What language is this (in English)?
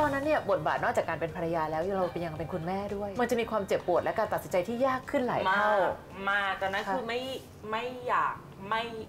Thai